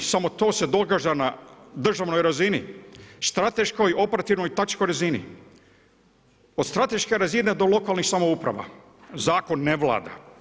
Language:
Croatian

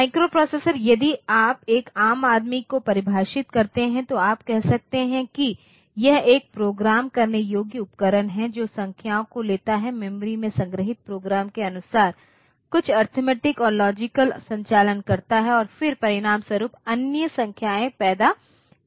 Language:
Hindi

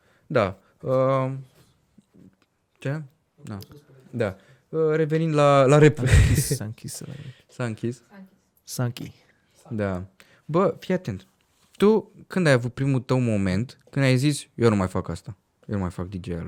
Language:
Romanian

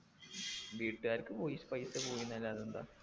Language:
Malayalam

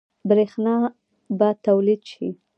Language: Pashto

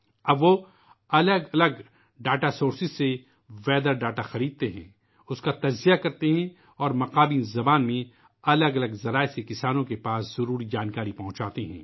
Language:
Urdu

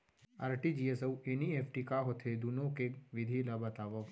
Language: Chhattisgarhi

